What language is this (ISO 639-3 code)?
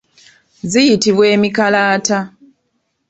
lug